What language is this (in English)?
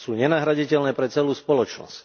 Slovak